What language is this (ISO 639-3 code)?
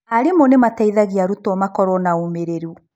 kik